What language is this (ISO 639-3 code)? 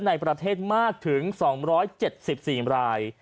tha